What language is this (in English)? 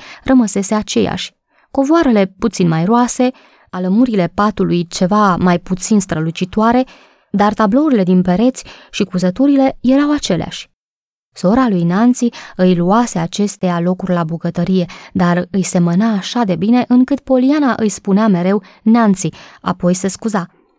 Romanian